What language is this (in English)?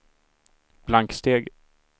Swedish